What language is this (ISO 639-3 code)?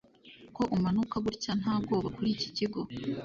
kin